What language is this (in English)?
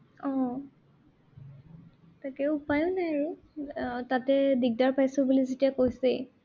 Assamese